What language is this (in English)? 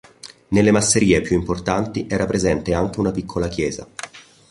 Italian